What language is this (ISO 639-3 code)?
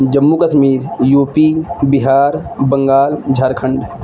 urd